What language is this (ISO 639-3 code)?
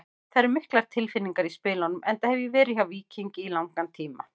isl